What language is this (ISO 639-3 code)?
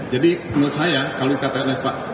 ind